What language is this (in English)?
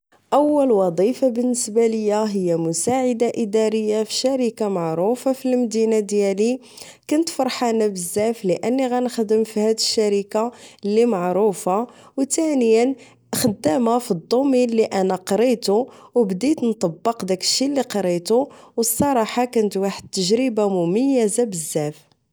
Moroccan Arabic